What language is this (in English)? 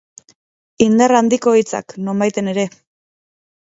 Basque